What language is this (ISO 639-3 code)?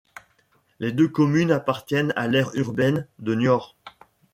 fra